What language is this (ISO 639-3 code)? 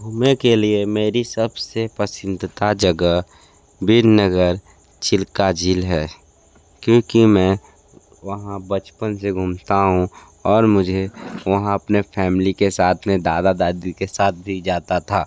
hin